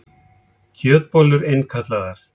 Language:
Icelandic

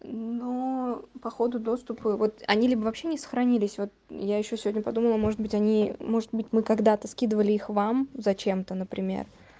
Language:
Russian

